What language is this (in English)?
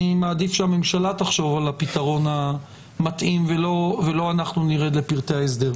Hebrew